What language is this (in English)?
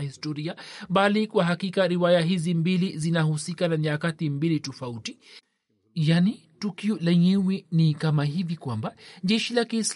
Swahili